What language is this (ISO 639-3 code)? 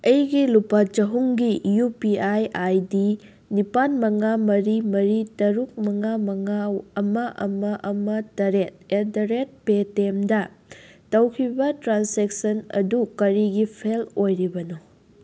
mni